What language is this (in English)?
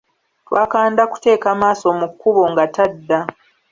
Ganda